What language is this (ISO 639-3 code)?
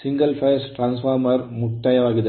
kan